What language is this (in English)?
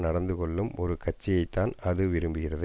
Tamil